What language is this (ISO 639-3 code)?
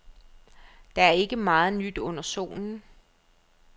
dan